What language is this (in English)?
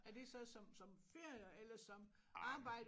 Danish